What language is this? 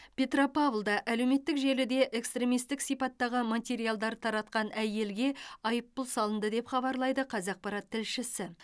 Kazakh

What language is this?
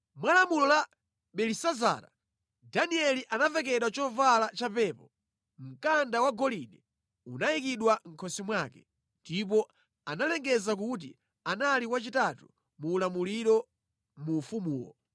Nyanja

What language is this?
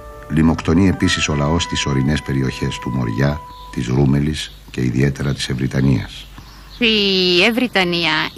Greek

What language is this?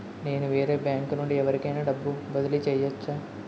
Telugu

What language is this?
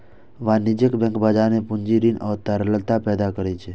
Maithili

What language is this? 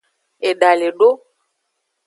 Aja (Benin)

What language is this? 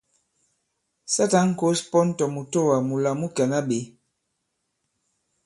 Bankon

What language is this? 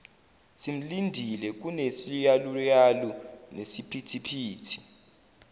Zulu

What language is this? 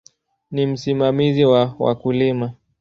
Swahili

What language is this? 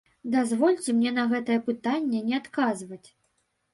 Belarusian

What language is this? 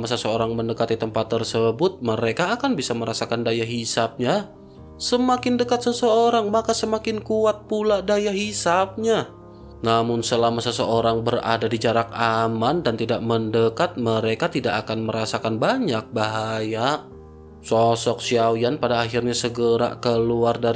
Indonesian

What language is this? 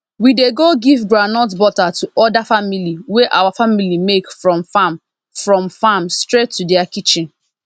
Nigerian Pidgin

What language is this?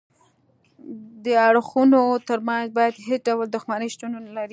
Pashto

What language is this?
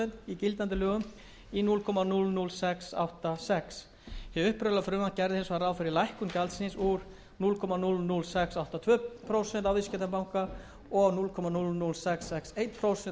Icelandic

